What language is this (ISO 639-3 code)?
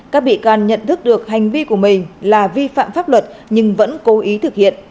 vie